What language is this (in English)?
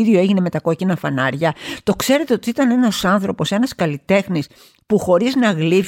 Greek